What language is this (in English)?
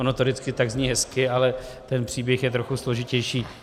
Czech